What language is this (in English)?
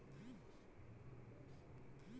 Maithili